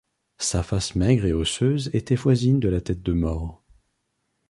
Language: French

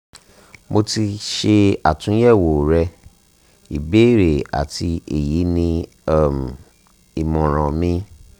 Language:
Yoruba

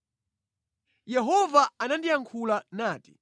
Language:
Nyanja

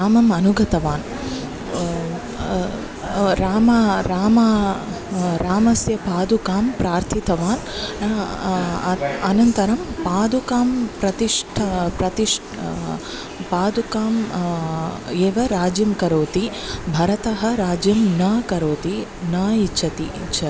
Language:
Sanskrit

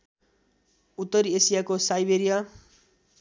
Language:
Nepali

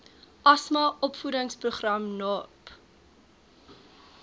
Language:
Afrikaans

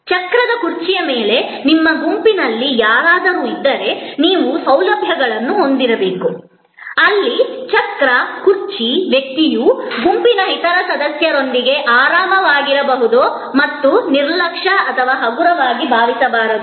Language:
Kannada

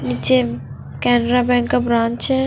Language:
Hindi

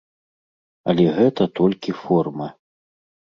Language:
Belarusian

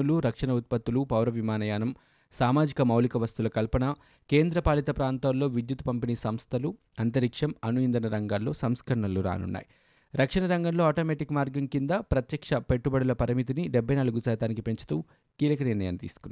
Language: Telugu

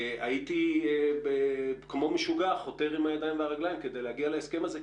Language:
Hebrew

